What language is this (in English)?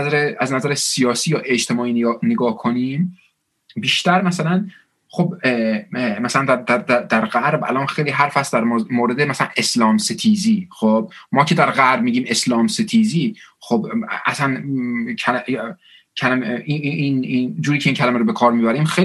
Persian